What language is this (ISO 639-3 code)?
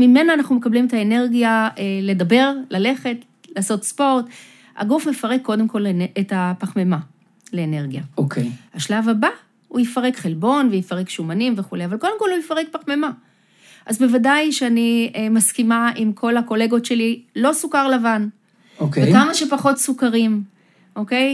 heb